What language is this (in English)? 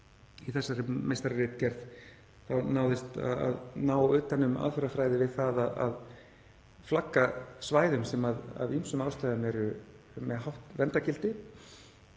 Icelandic